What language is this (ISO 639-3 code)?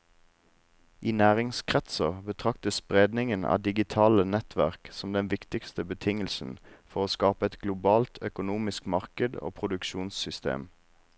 nor